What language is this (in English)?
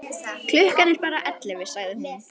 Icelandic